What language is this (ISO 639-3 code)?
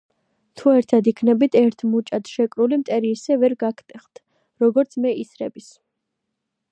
kat